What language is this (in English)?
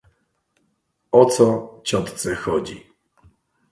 Polish